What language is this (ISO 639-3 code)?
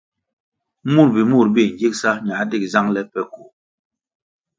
nmg